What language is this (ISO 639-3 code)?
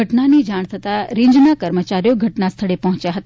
guj